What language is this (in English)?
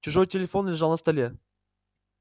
Russian